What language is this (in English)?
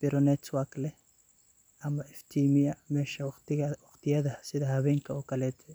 Somali